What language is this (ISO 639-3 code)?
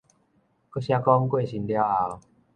nan